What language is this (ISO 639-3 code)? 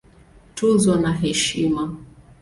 swa